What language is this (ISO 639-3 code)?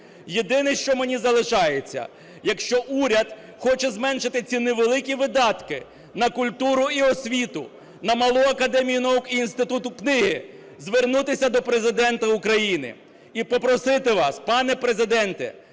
ukr